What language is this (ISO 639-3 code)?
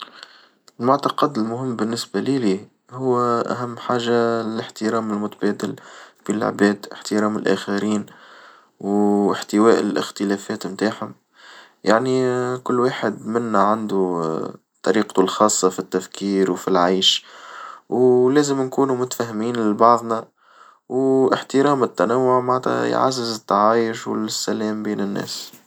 aeb